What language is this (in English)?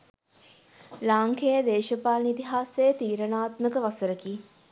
Sinhala